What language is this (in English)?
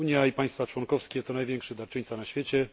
Polish